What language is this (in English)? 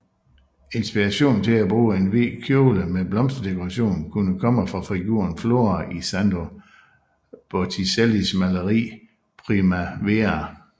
Danish